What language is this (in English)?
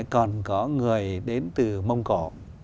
Vietnamese